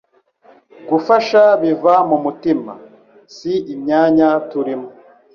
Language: Kinyarwanda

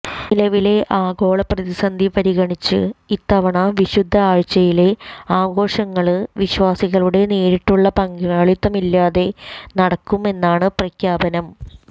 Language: Malayalam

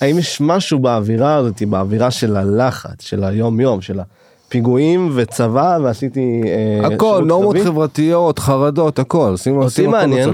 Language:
Hebrew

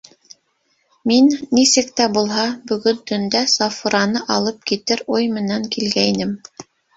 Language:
Bashkir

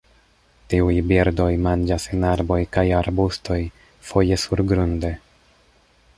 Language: Esperanto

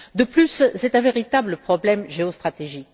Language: French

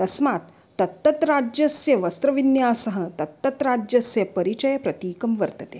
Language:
Sanskrit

